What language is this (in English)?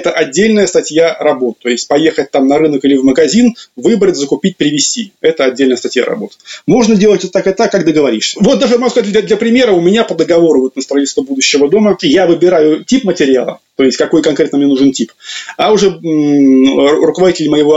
Russian